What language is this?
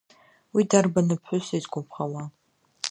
Abkhazian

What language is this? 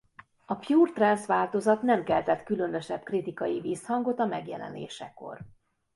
Hungarian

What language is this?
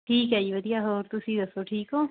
Punjabi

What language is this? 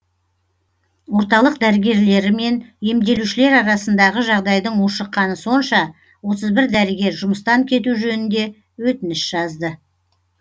Kazakh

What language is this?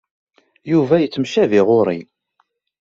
Kabyle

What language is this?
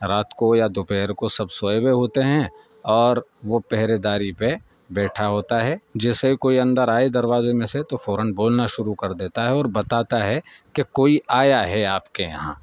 Urdu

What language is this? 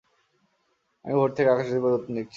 Bangla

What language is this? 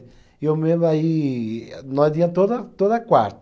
Portuguese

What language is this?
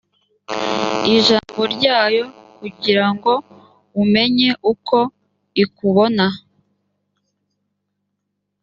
Kinyarwanda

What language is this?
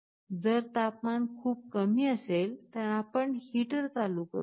Marathi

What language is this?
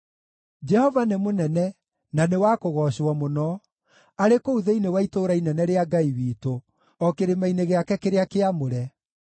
Kikuyu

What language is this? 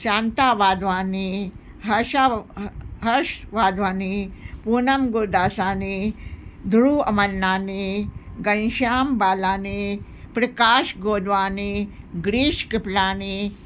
Sindhi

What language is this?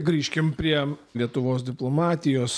Lithuanian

